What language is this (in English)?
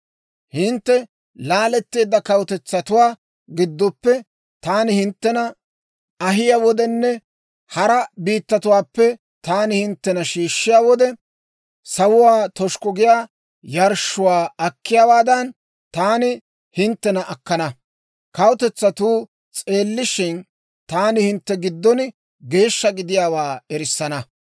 Dawro